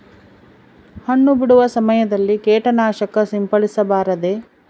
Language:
Kannada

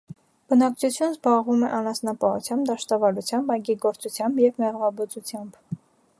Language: Armenian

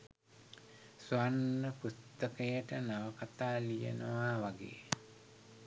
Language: Sinhala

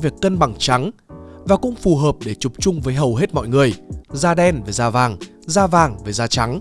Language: Vietnamese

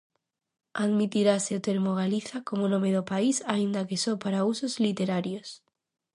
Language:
Galician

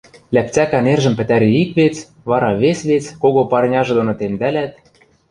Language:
Western Mari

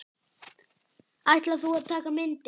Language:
Icelandic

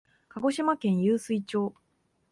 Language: Japanese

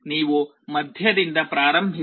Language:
Kannada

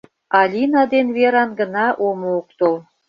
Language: Mari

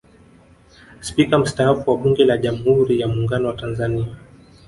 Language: Swahili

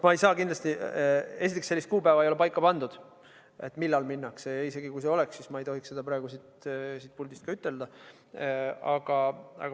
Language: Estonian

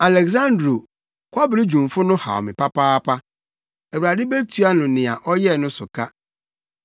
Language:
Akan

